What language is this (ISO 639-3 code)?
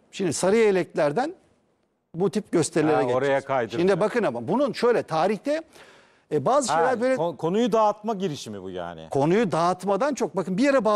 tur